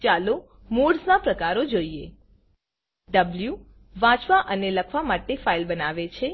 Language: Gujarati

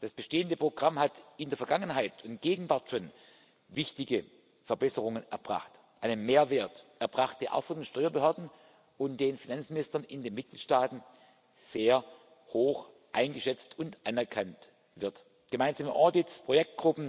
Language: German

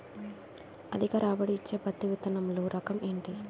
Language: Telugu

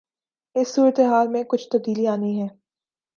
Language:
Urdu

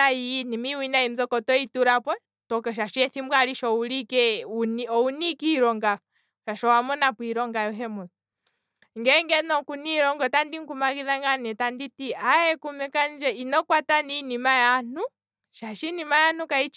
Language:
Kwambi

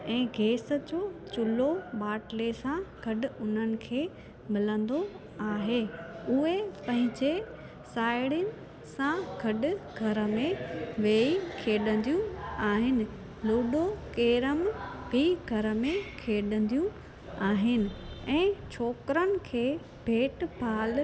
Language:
Sindhi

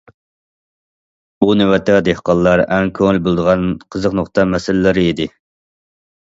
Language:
Uyghur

